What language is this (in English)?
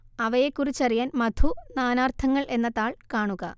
Malayalam